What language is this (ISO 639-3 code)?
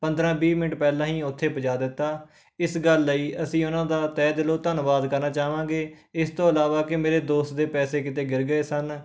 pan